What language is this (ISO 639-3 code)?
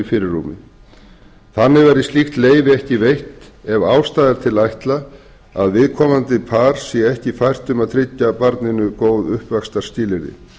isl